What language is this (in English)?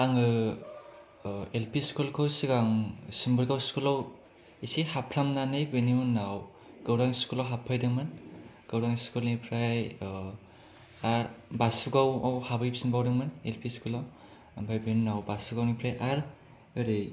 Bodo